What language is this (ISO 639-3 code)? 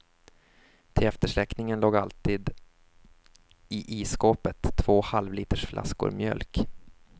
swe